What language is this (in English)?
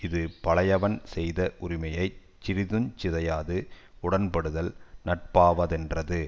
Tamil